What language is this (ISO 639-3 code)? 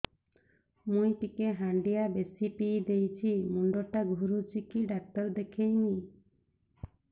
ori